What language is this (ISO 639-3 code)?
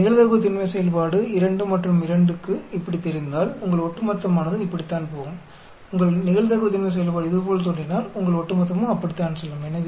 tam